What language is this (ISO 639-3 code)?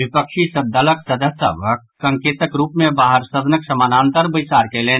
mai